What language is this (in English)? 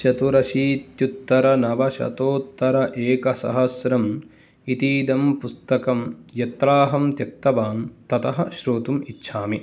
Sanskrit